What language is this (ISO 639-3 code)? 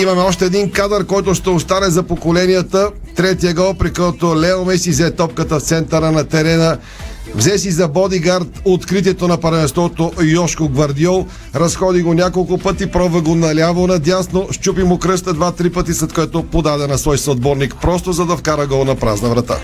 bul